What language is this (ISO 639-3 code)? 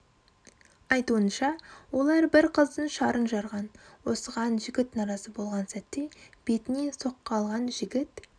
kaz